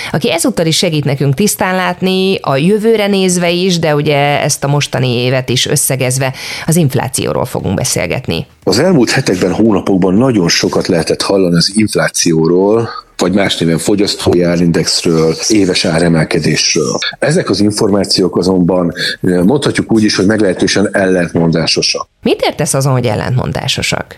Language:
Hungarian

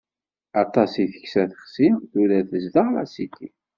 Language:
Kabyle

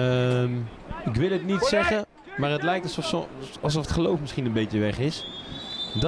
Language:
Dutch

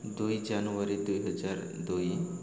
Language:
Odia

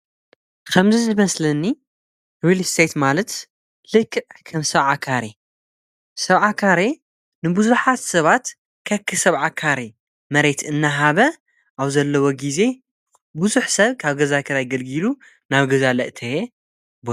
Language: Tigrinya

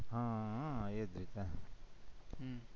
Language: Gujarati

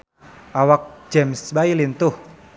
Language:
Sundanese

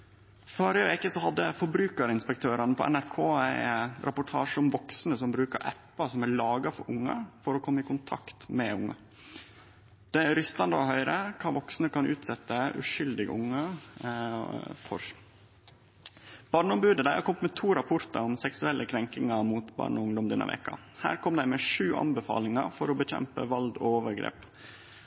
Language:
Norwegian Nynorsk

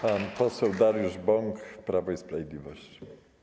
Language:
Polish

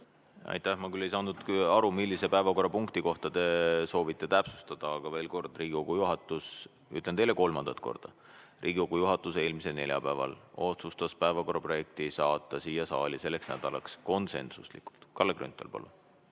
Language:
Estonian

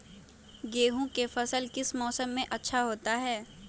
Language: Magahi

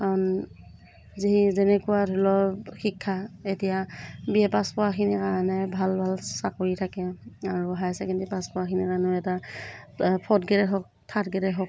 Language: Assamese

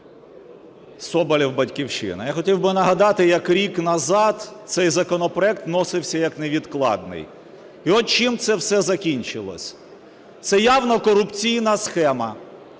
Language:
Ukrainian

